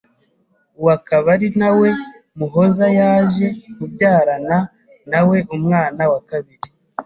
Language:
Kinyarwanda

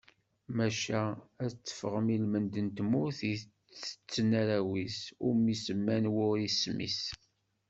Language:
Kabyle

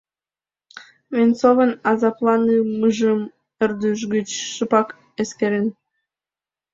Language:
Mari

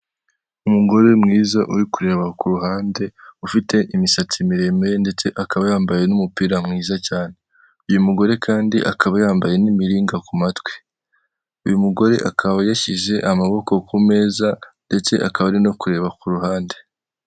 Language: Kinyarwanda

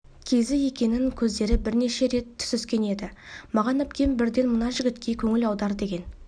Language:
Kazakh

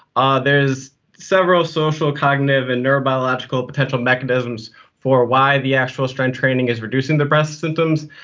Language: English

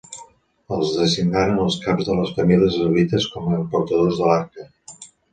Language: Catalan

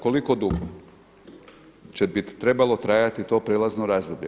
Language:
Croatian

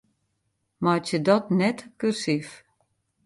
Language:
Western Frisian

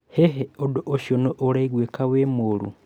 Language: Kikuyu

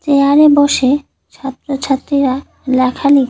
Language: Bangla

